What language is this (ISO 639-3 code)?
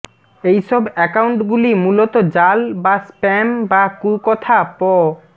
ben